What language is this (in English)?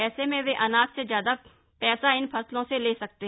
Hindi